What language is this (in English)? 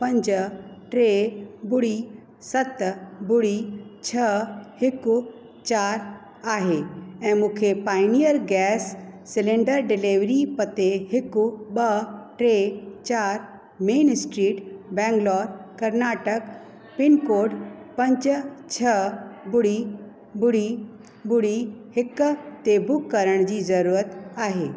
Sindhi